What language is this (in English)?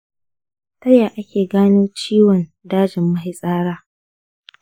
Hausa